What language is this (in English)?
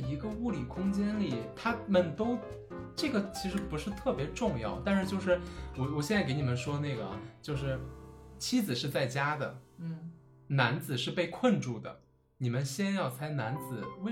Chinese